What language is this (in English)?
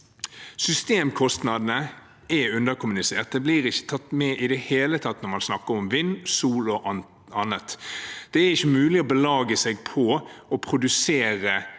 Norwegian